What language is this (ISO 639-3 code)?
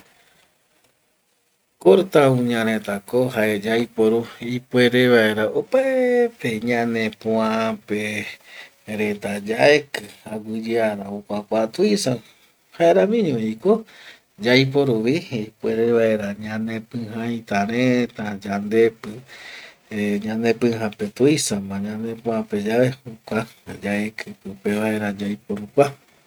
gui